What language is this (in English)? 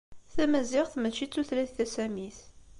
Kabyle